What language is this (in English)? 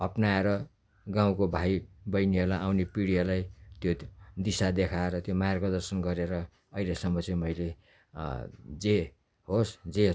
Nepali